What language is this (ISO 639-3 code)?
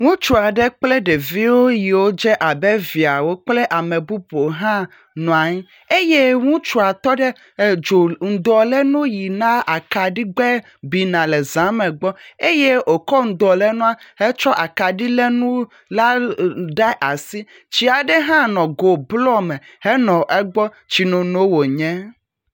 ewe